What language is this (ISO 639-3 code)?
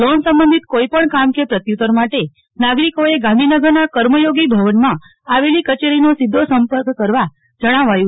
guj